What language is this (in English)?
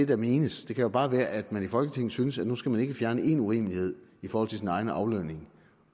Danish